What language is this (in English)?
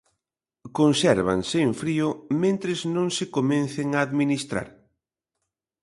Galician